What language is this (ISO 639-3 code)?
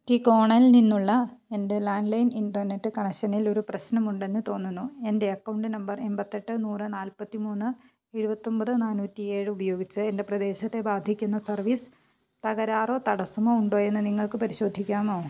mal